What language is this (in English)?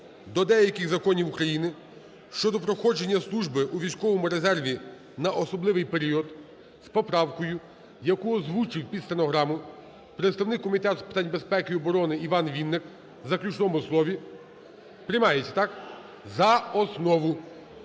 Ukrainian